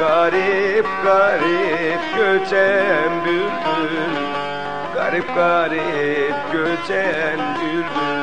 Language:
Turkish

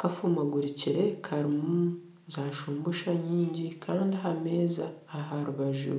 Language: Nyankole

